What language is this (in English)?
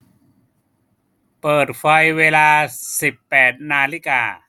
Thai